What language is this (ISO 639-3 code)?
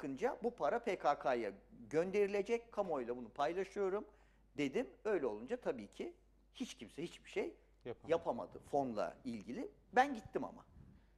tur